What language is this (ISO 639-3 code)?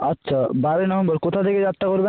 ben